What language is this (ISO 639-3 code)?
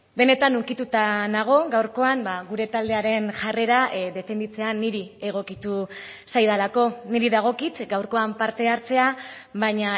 eus